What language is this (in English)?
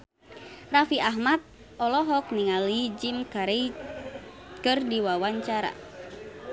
Sundanese